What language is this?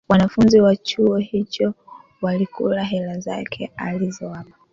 Swahili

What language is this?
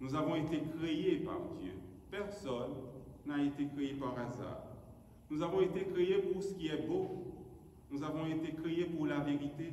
French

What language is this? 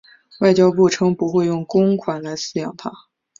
Chinese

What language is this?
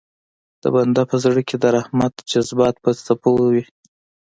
Pashto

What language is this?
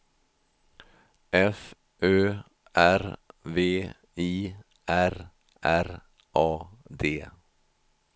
Swedish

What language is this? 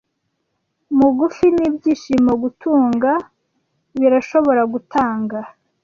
Kinyarwanda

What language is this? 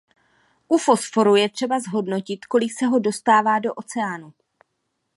Czech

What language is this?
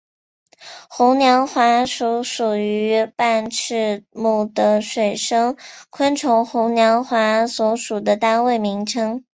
Chinese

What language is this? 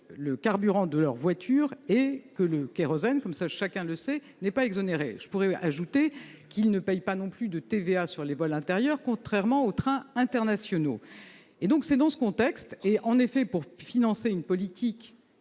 French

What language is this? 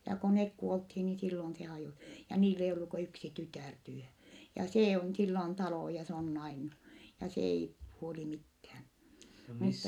Finnish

